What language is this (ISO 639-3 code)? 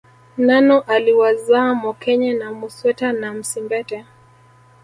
swa